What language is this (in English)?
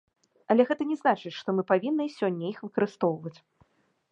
Belarusian